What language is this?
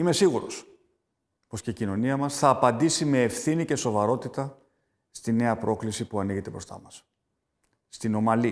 Greek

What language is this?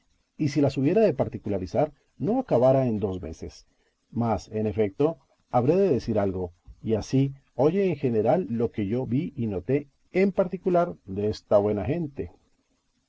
Spanish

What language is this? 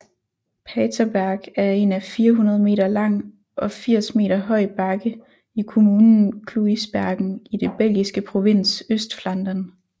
Danish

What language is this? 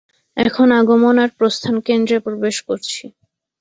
Bangla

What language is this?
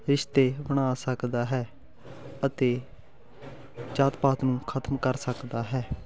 Punjabi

